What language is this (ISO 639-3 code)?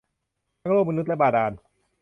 tha